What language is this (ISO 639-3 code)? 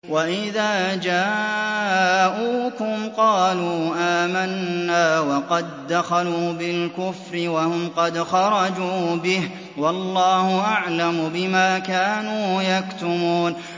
ara